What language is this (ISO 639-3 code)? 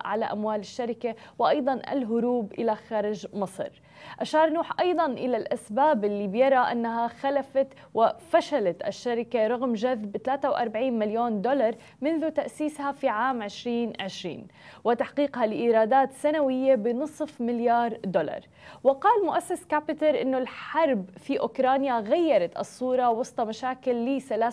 ara